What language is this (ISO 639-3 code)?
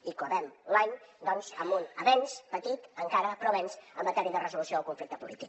cat